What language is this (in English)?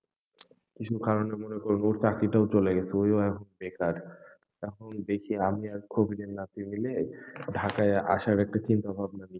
Bangla